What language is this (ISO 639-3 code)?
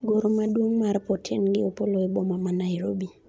luo